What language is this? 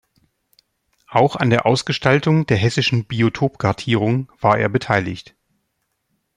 German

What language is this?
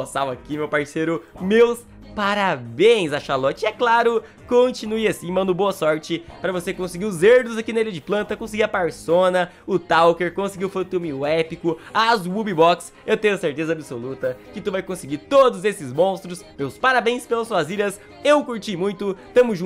Portuguese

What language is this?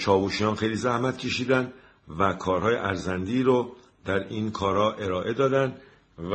Persian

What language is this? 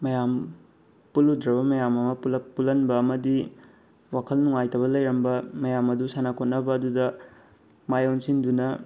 Manipuri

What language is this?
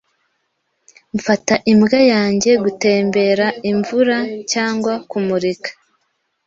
Kinyarwanda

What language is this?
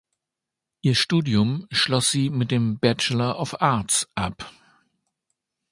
German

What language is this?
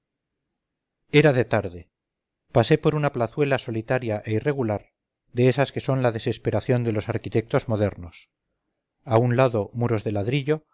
Spanish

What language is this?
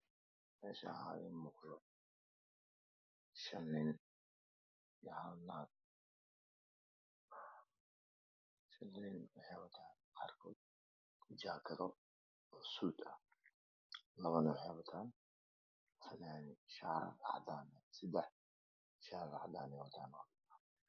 Somali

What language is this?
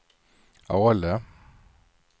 Swedish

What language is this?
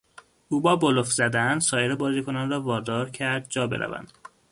Persian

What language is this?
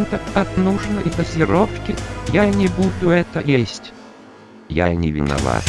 Russian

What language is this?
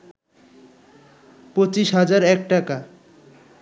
Bangla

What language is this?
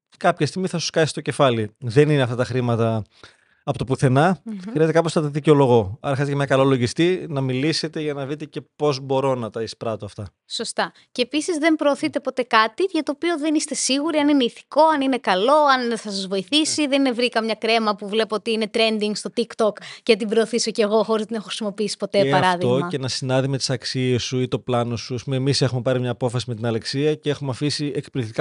Greek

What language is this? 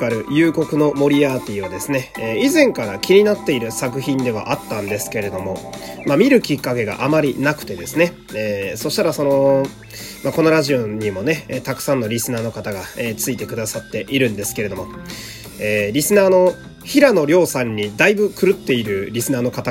Japanese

